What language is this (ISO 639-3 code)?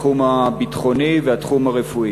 heb